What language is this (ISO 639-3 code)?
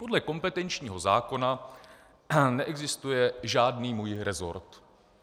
ces